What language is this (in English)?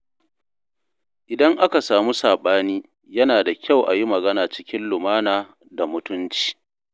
Hausa